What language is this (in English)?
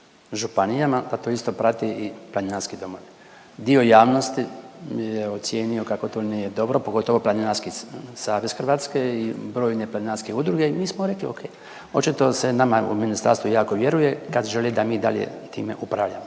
Croatian